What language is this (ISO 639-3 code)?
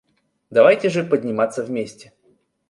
rus